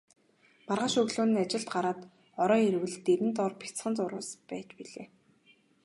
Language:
Mongolian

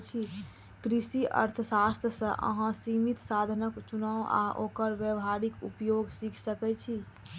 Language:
Maithili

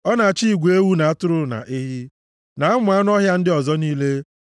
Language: Igbo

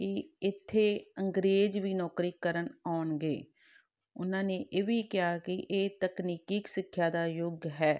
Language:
Punjabi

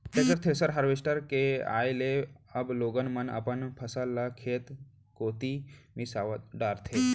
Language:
Chhattisgarhi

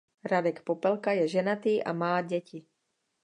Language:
Czech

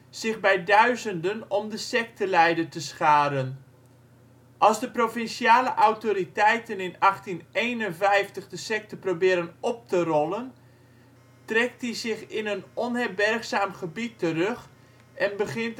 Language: Dutch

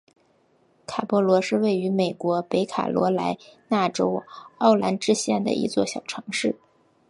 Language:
Chinese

